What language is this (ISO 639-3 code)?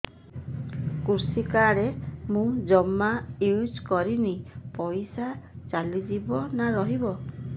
ori